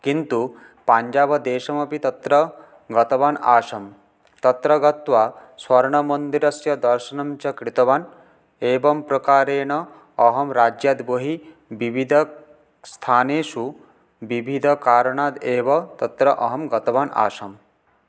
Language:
Sanskrit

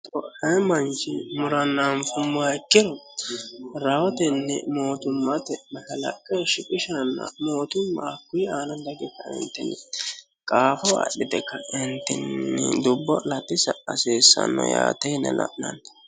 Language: Sidamo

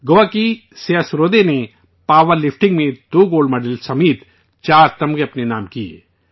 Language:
Urdu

